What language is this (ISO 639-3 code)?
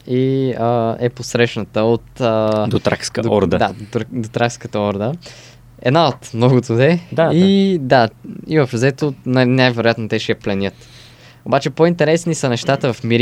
bul